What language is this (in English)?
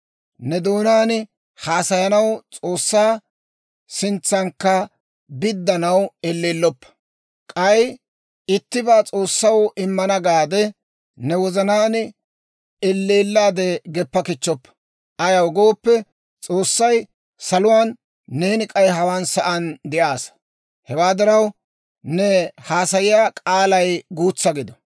Dawro